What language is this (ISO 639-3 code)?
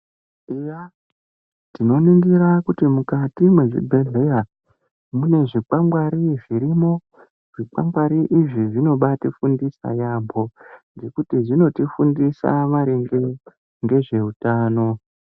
ndc